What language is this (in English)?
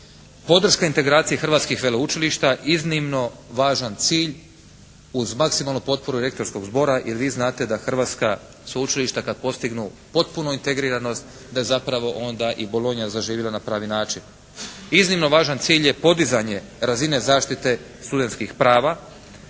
Croatian